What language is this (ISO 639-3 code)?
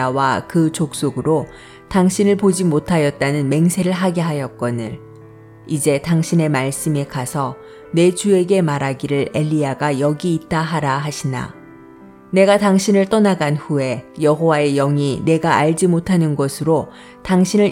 kor